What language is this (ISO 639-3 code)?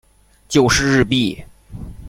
zho